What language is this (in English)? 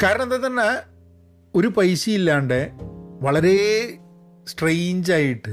Malayalam